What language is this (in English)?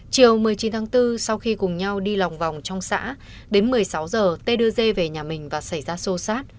Vietnamese